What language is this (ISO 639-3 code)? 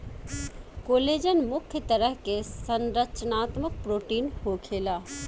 bho